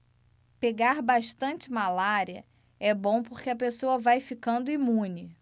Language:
Portuguese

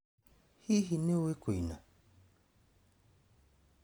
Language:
Kikuyu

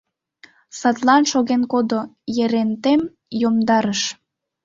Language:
Mari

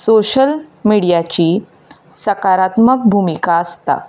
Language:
Konkani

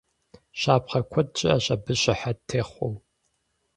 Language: Kabardian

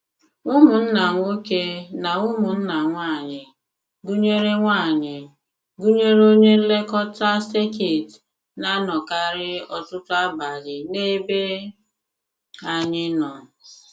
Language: Igbo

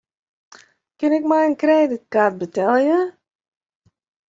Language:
Western Frisian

